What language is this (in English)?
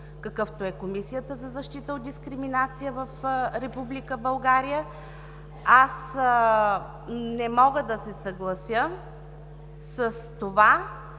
Bulgarian